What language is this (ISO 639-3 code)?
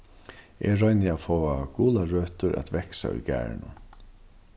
fao